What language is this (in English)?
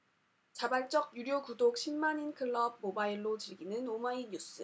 Korean